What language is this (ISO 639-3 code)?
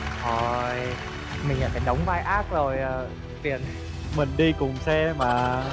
vie